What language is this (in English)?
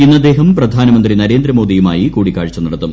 Malayalam